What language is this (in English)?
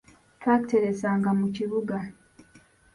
Ganda